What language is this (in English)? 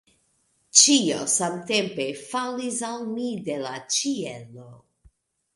Esperanto